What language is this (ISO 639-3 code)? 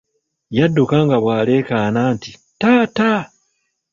lug